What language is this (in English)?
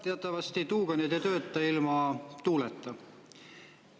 Estonian